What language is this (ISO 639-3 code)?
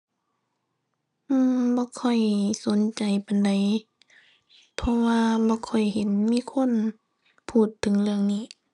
tha